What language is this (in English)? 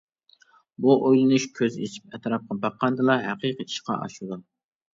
Uyghur